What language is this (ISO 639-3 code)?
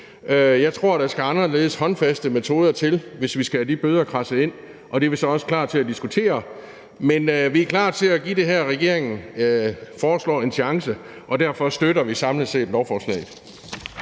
dan